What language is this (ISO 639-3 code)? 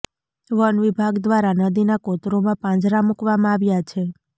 guj